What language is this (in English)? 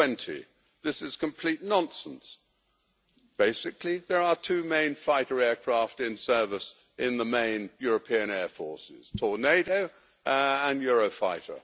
English